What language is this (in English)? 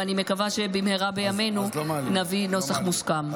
Hebrew